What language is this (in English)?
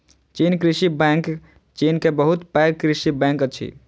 Maithili